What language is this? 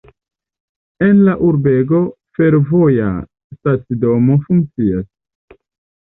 Esperanto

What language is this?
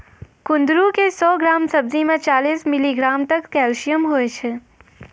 Maithili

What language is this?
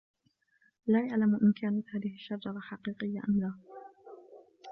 Arabic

